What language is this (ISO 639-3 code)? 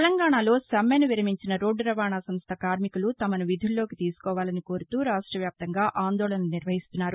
tel